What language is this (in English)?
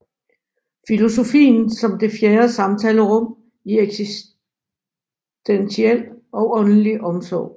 Danish